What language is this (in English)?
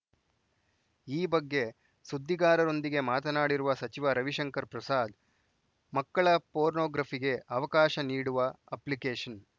Kannada